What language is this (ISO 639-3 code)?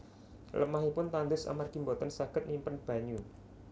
jav